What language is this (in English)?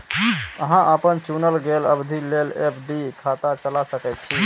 Maithili